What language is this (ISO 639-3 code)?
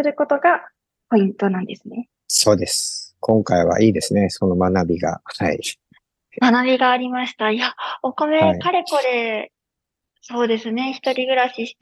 jpn